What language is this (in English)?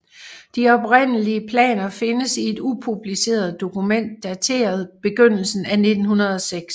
Danish